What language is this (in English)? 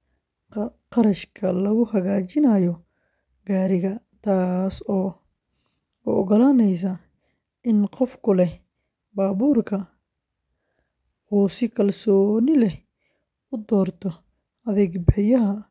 Somali